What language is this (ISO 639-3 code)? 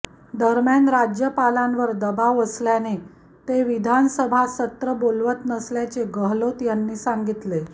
mar